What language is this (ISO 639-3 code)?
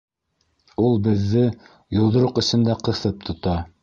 bak